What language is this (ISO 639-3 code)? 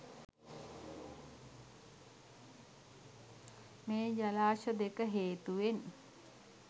sin